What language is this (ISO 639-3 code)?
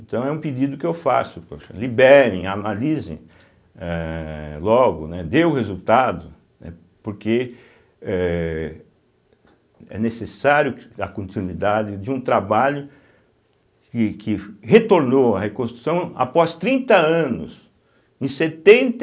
por